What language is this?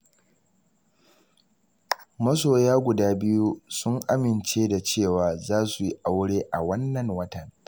Hausa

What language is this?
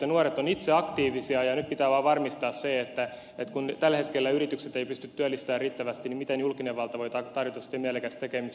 Finnish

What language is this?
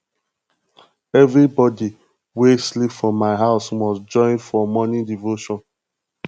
Nigerian Pidgin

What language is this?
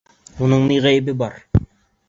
Bashkir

